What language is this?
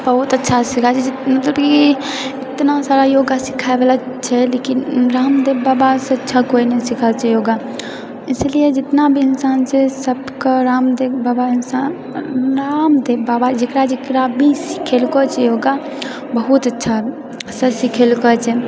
Maithili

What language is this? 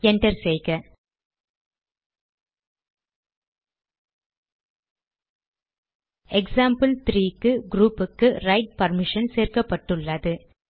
Tamil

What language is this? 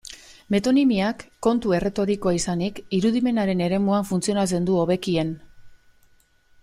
Basque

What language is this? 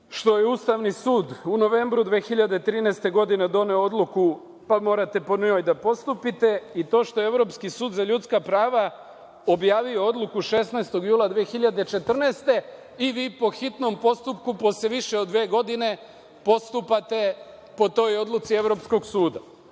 Serbian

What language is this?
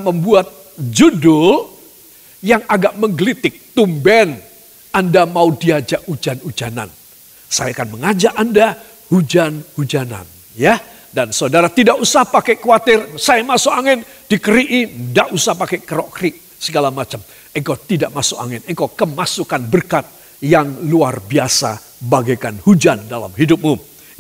Indonesian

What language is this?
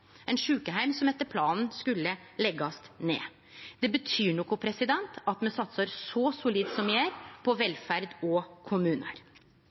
Norwegian Nynorsk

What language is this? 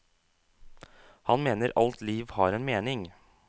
Norwegian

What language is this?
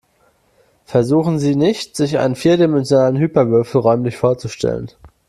German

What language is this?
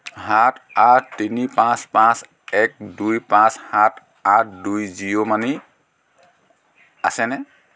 Assamese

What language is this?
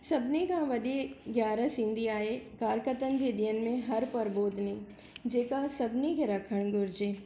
Sindhi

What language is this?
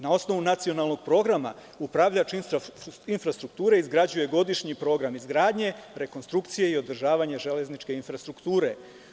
Serbian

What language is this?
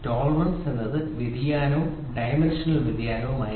Malayalam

